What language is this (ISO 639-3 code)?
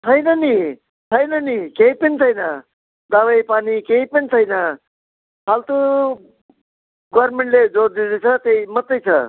nep